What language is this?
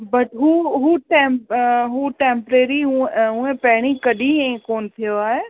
Sindhi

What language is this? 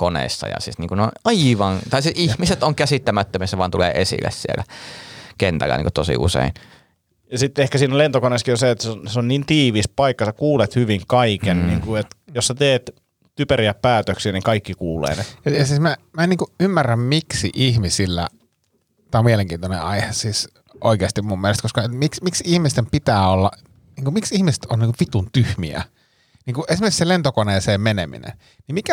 Finnish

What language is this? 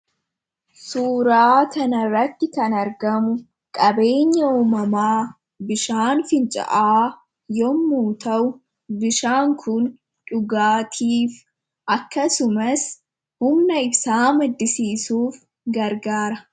Oromo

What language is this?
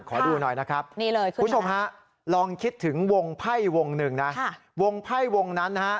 Thai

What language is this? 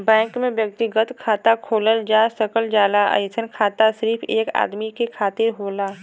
Bhojpuri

